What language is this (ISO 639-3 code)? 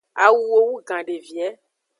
ajg